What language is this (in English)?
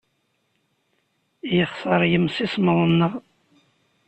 Kabyle